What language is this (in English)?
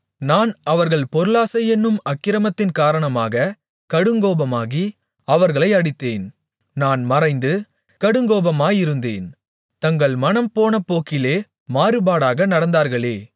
Tamil